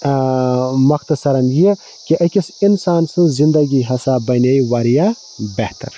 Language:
Kashmiri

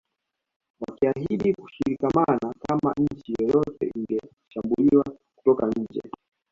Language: Swahili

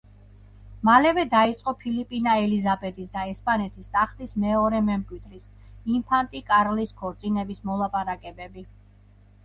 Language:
Georgian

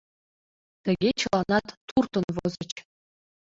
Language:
Mari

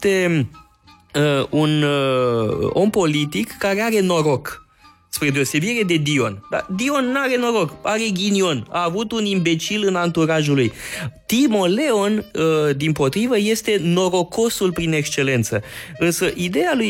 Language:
Romanian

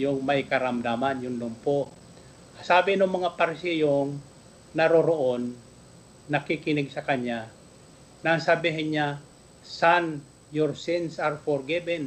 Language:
Filipino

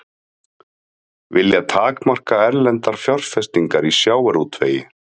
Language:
Icelandic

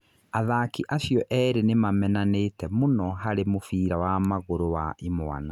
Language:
Kikuyu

